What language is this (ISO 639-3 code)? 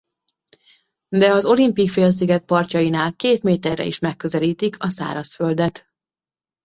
hun